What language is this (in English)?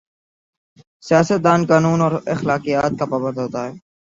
Urdu